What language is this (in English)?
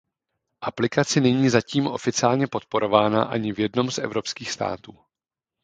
Czech